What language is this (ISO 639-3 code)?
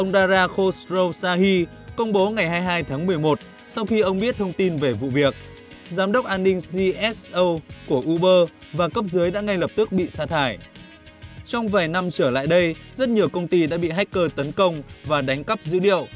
vie